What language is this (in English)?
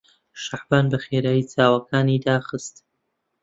Central Kurdish